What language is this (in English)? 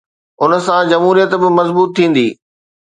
Sindhi